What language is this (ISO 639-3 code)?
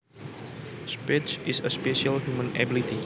jav